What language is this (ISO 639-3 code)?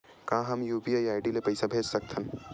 hne